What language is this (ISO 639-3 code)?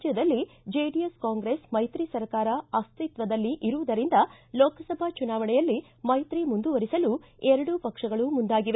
kan